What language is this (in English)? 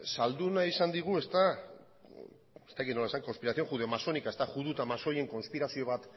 Basque